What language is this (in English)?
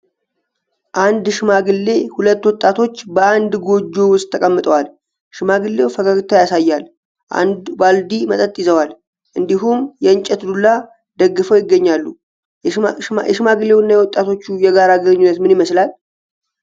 Amharic